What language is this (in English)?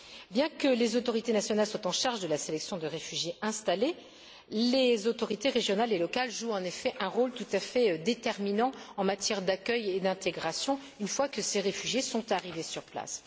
French